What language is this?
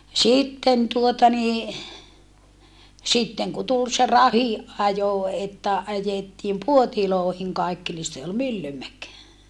Finnish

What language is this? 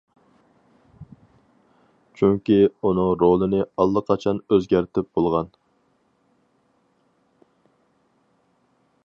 Uyghur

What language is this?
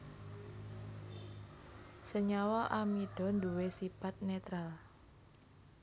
Javanese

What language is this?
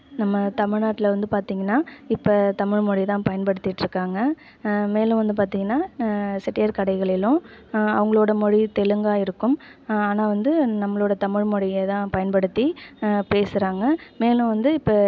Tamil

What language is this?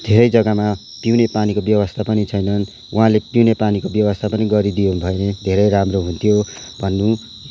Nepali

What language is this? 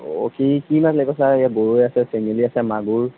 Assamese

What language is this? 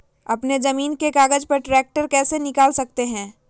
Magahi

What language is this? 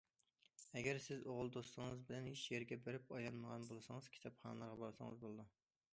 Uyghur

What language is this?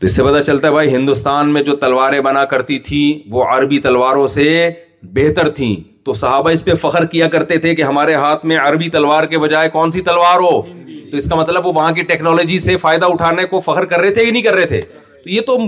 Urdu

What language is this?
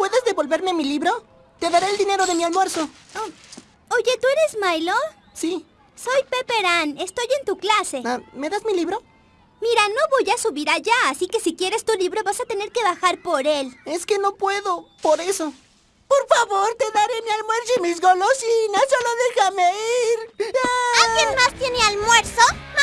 Spanish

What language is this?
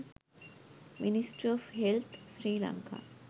Sinhala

